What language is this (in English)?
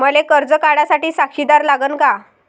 Marathi